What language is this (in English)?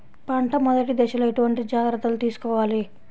Telugu